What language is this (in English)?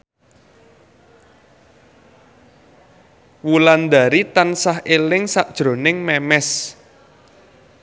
Javanese